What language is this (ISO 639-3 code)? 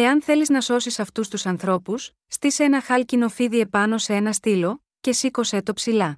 ell